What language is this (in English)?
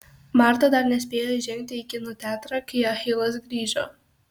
Lithuanian